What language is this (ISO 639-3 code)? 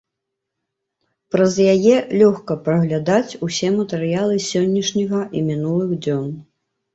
bel